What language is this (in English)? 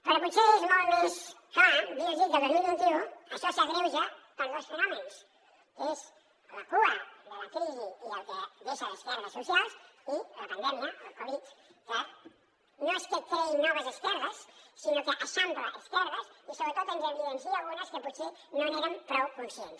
Catalan